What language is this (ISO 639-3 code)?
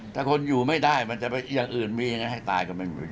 tha